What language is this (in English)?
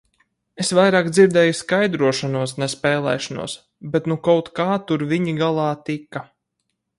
Latvian